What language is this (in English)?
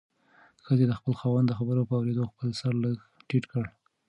Pashto